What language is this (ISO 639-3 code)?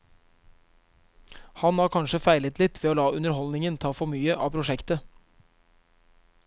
nor